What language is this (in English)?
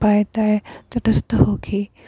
Assamese